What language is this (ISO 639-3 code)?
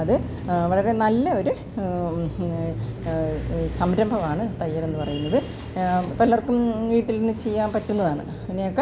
mal